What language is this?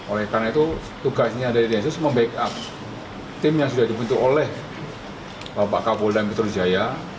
Indonesian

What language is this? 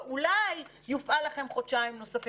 Hebrew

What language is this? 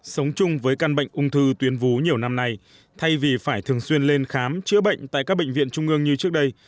Vietnamese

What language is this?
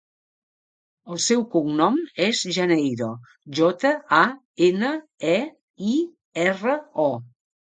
Catalan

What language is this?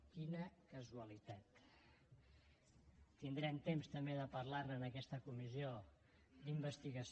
Catalan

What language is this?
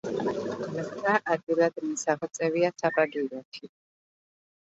Georgian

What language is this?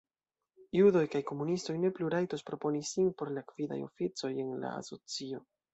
Esperanto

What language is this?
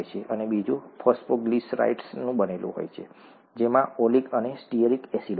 Gujarati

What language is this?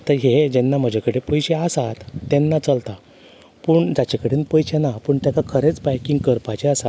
Konkani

